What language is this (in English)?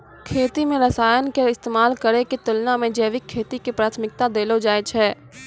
Maithili